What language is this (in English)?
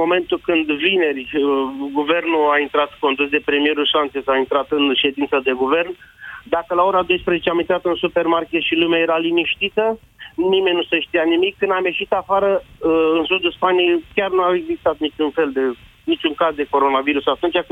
Romanian